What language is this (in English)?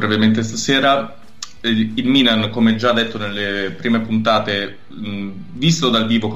Italian